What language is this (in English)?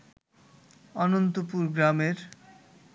Bangla